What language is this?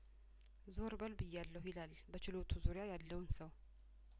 Amharic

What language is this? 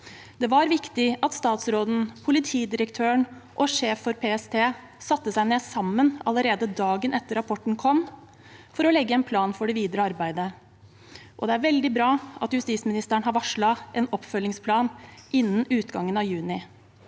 Norwegian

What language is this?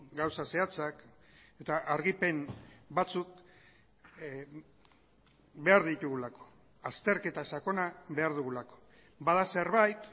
Basque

